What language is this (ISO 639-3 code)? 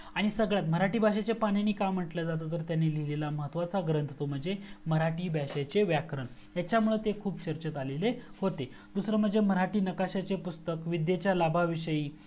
mar